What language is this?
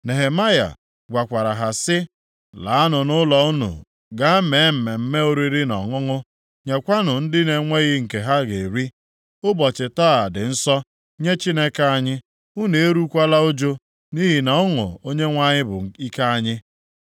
Igbo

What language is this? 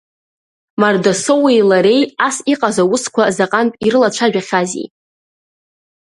Abkhazian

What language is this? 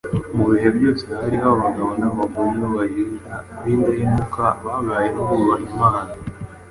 Kinyarwanda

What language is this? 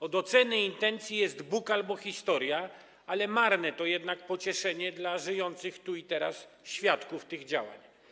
Polish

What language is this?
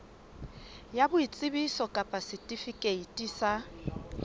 Southern Sotho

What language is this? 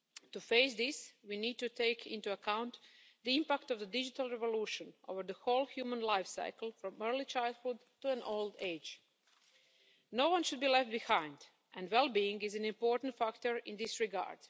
English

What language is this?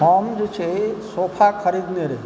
Maithili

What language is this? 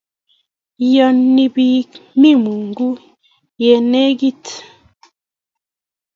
Kalenjin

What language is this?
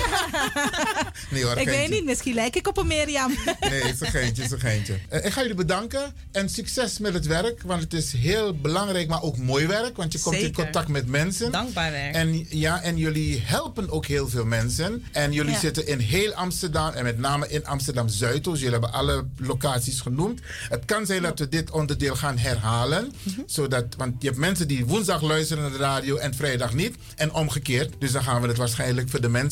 Dutch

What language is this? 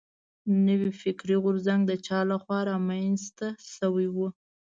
Pashto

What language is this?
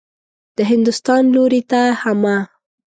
Pashto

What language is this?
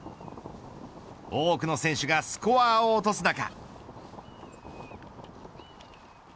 Japanese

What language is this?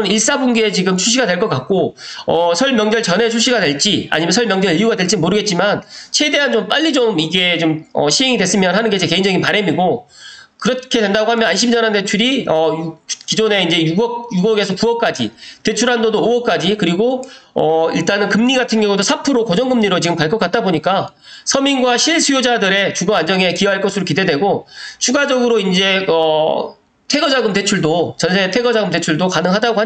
Korean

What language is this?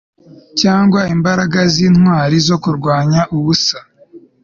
Kinyarwanda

